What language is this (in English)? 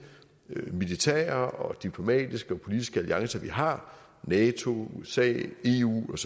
Danish